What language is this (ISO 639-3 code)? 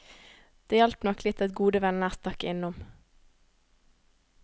nor